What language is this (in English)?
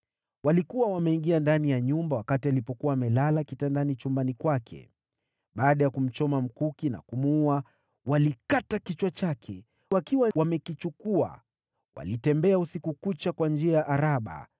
Swahili